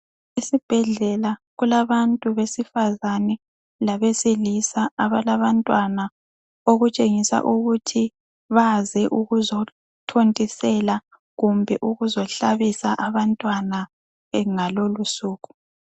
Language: North Ndebele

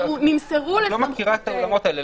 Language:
Hebrew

